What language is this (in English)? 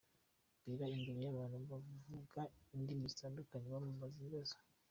Kinyarwanda